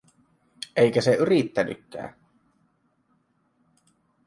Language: Finnish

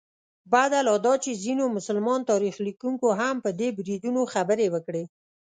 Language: Pashto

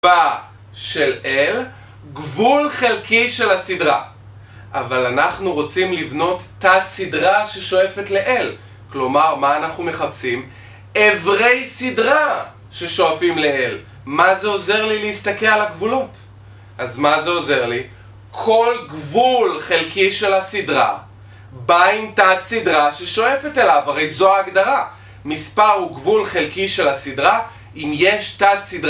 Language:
Hebrew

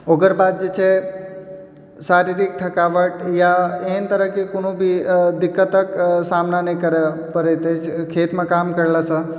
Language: Maithili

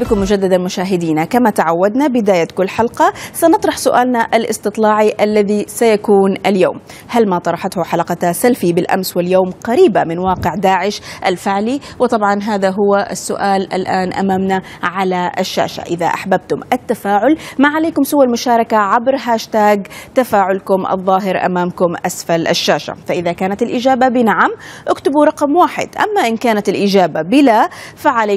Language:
Arabic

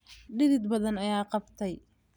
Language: Somali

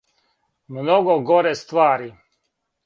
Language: Serbian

